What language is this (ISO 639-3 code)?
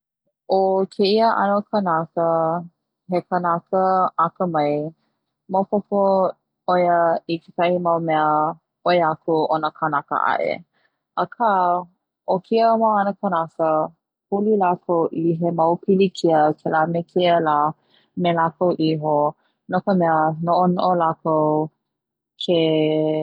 haw